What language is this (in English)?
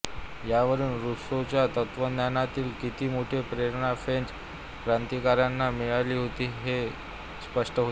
Marathi